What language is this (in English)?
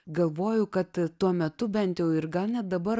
Lithuanian